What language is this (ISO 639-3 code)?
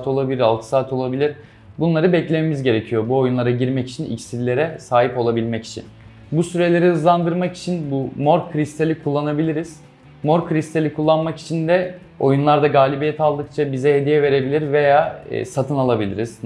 tur